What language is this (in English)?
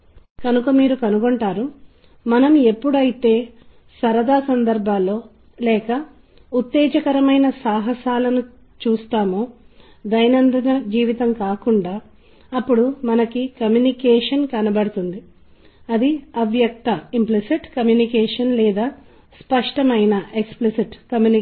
Telugu